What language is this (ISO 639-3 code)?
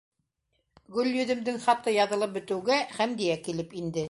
bak